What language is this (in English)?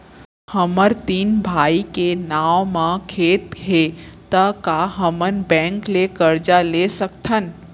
Chhattisgarhi